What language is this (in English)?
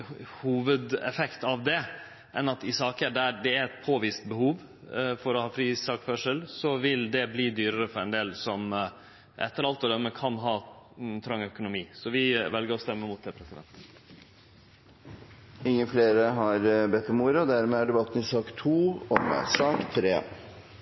Norwegian